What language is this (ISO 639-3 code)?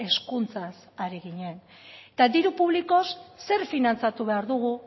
eus